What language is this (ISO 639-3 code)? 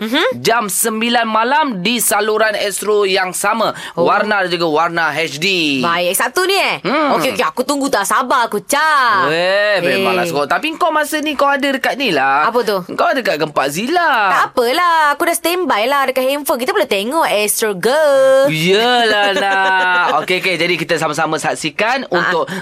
msa